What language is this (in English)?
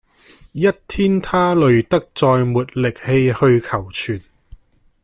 Cantonese